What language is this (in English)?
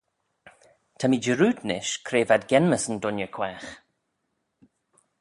Manx